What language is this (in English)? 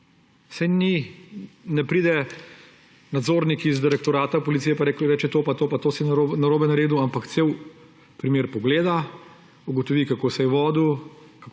Slovenian